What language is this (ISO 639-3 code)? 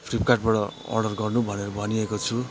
nep